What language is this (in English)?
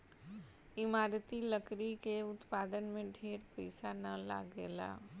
Bhojpuri